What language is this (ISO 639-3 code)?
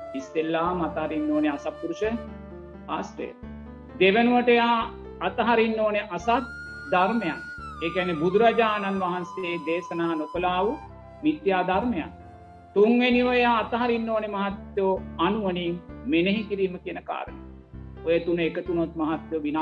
sin